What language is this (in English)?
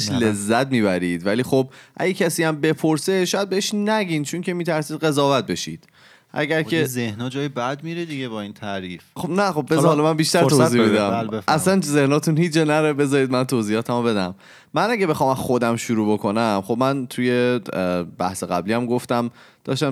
Persian